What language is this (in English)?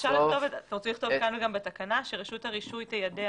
Hebrew